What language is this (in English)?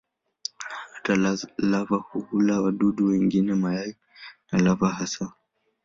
Swahili